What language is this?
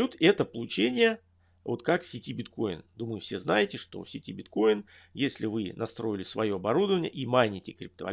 Russian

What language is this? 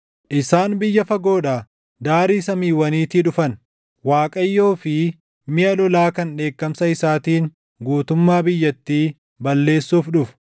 Oromo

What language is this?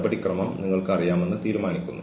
Malayalam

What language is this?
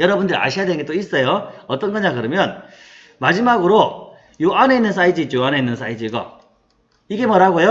Korean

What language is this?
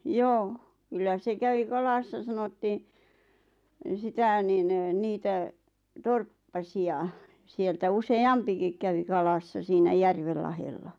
Finnish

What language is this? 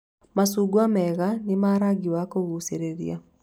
Kikuyu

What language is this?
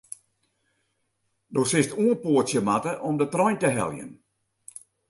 Western Frisian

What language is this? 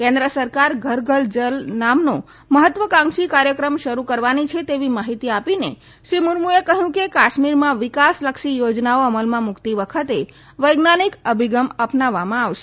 Gujarati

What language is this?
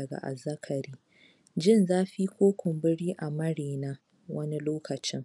Hausa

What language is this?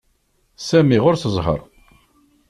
Kabyle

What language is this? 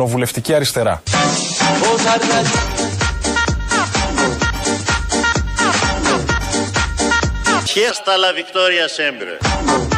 Greek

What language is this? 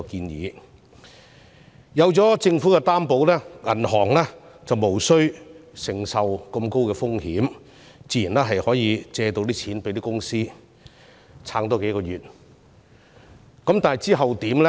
Cantonese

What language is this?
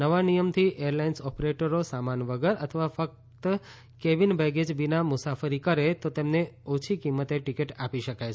Gujarati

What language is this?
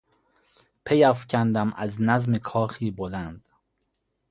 Persian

